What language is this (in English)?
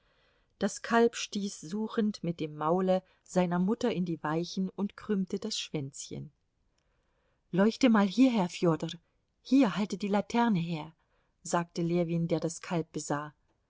German